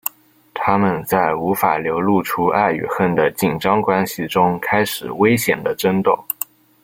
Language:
Chinese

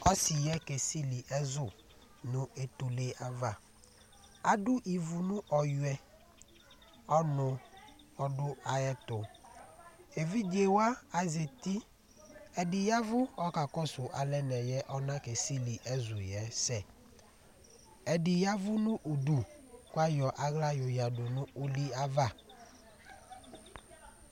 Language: Ikposo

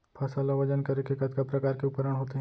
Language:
Chhattisgarhi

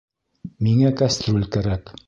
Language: Bashkir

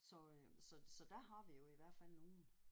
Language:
Danish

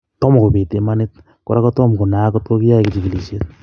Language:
Kalenjin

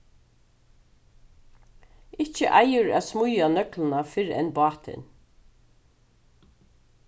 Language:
Faroese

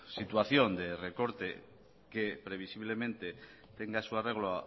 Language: Spanish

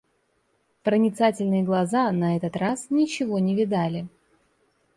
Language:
Russian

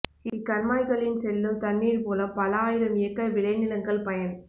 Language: Tamil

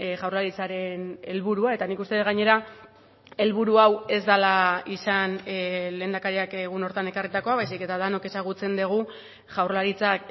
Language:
Basque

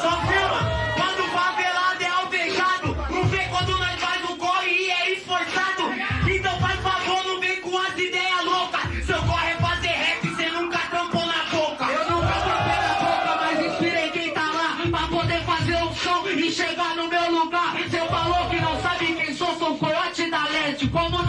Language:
Portuguese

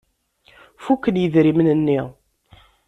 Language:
Kabyle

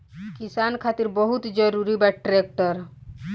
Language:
Bhojpuri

